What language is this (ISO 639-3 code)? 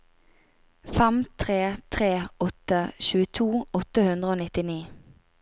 nor